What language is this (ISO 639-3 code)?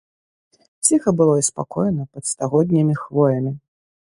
bel